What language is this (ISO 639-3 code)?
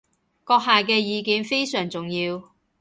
yue